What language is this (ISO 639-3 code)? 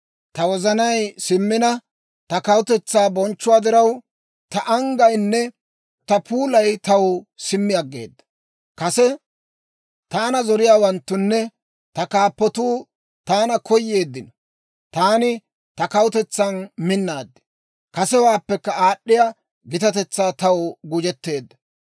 dwr